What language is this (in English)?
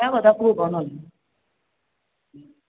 Maithili